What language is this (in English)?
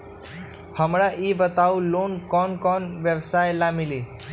Magahi